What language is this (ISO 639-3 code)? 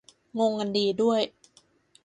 tha